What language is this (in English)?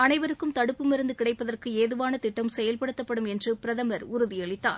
Tamil